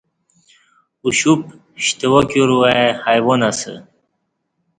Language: Kati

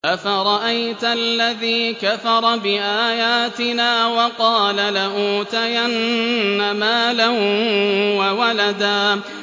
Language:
Arabic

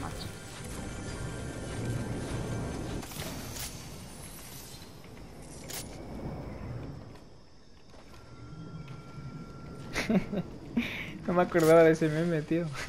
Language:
Spanish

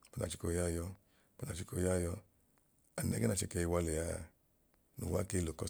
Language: Idoma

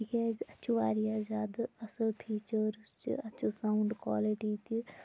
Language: Kashmiri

